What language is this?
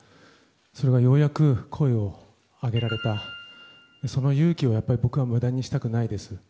Japanese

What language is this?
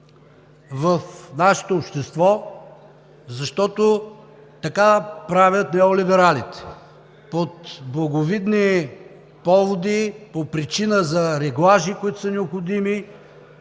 Bulgarian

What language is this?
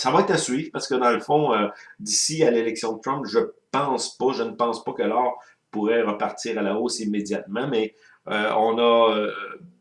French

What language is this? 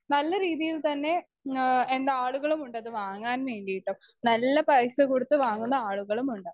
Malayalam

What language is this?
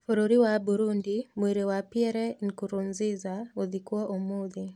Kikuyu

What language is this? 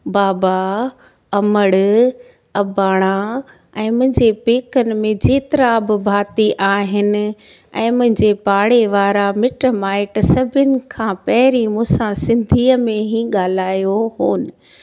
Sindhi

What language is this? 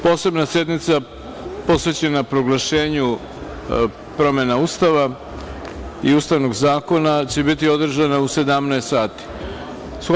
Serbian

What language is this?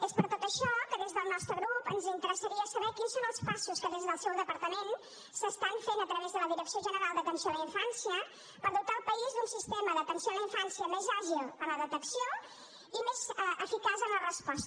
Catalan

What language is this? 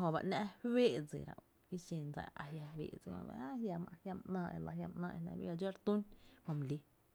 Tepinapa Chinantec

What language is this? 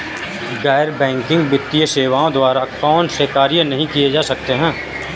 Hindi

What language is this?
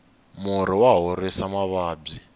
Tsonga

